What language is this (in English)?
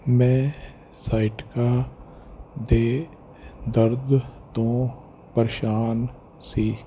Punjabi